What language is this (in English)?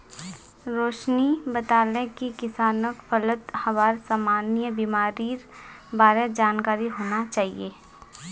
Magahi